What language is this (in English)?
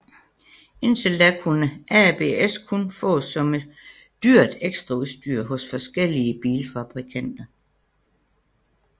Danish